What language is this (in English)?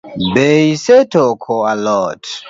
Luo (Kenya and Tanzania)